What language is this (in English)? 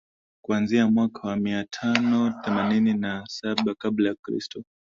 Swahili